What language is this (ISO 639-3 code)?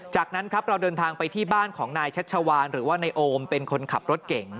tha